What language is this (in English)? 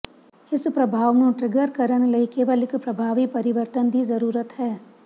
Punjabi